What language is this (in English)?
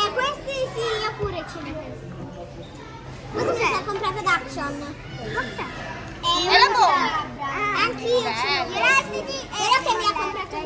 Italian